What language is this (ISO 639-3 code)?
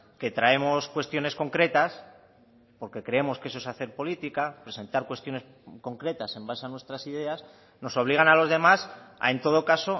spa